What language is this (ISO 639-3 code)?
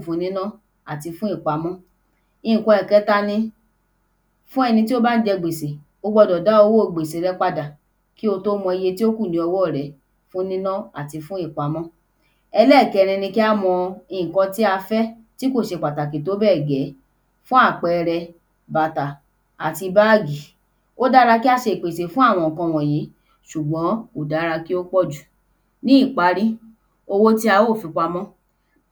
yor